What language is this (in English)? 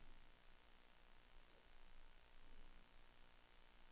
Danish